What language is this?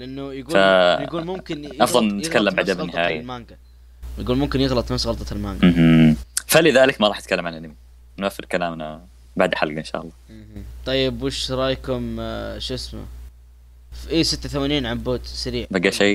Arabic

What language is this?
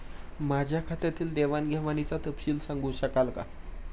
Marathi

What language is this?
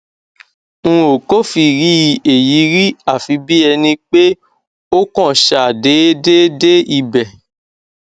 Yoruba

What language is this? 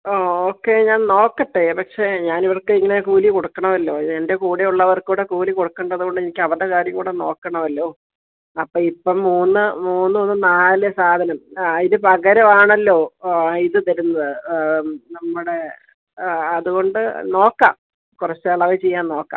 Malayalam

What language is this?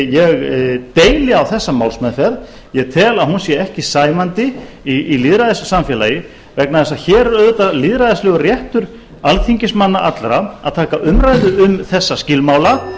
Icelandic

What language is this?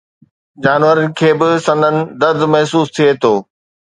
Sindhi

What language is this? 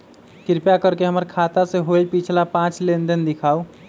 Magahi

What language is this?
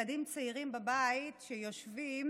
Hebrew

